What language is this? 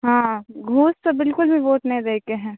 Maithili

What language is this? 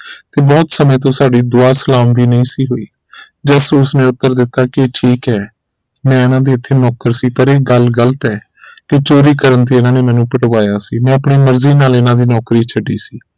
Punjabi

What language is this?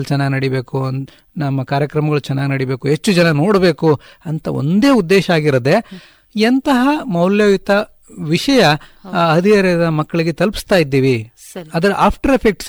Kannada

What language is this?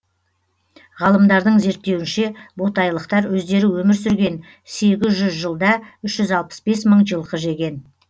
Kazakh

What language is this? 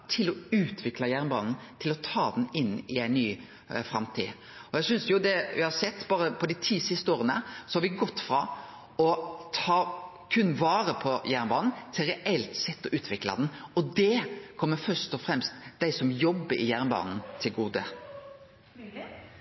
Norwegian Nynorsk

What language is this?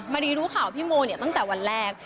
Thai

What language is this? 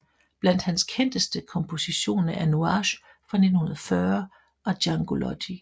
Danish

